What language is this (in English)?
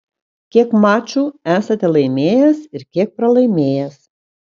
Lithuanian